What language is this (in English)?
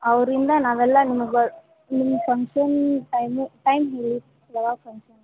Kannada